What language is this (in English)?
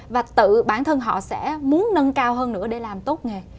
Vietnamese